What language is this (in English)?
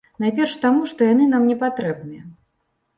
Belarusian